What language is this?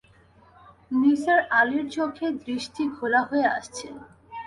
Bangla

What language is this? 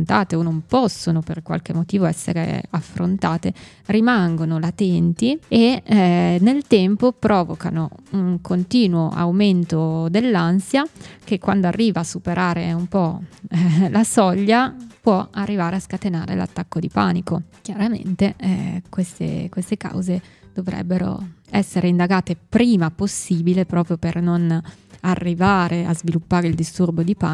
Italian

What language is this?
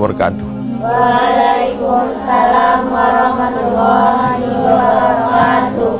Malay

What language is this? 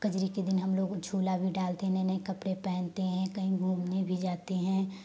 Hindi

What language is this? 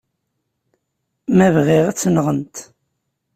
Kabyle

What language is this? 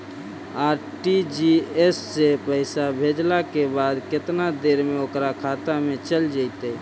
Magahi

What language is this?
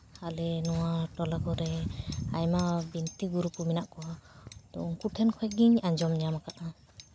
Santali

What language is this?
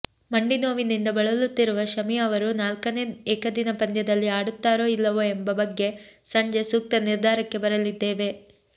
Kannada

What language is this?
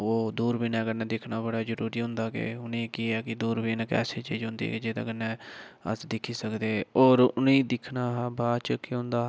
Dogri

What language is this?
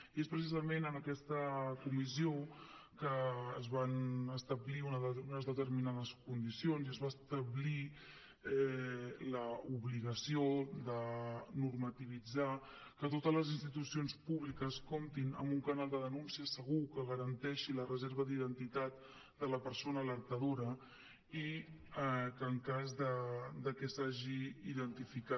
Catalan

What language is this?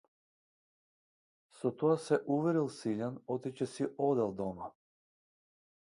Macedonian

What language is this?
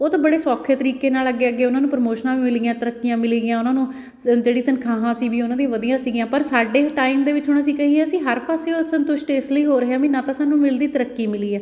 Punjabi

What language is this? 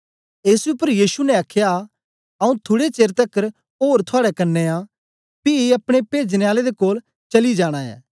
Dogri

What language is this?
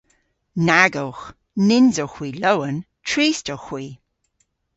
Cornish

